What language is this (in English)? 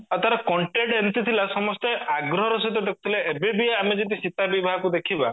Odia